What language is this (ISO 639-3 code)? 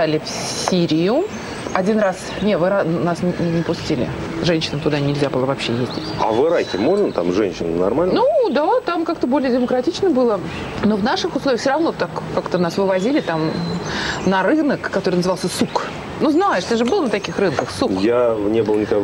rus